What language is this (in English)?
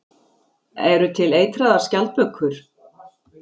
Icelandic